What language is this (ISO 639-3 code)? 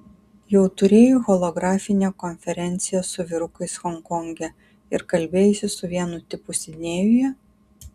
lit